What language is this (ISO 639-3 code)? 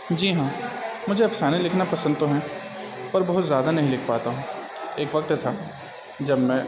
urd